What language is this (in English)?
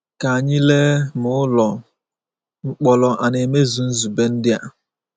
Igbo